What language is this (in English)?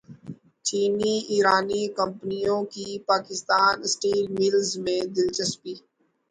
Urdu